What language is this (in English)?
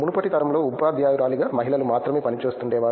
Telugu